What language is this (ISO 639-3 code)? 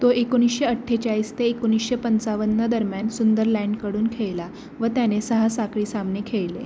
mar